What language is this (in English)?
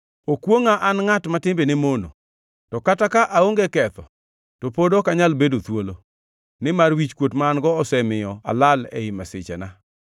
Luo (Kenya and Tanzania)